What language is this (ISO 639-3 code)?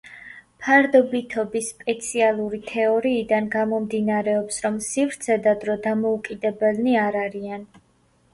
kat